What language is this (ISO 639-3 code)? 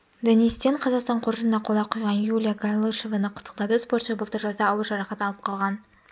kaz